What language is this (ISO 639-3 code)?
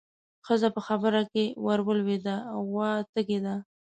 pus